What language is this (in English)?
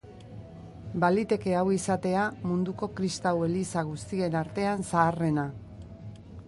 Basque